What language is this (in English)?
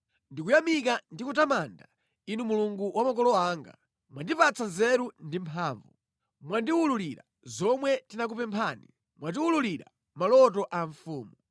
Nyanja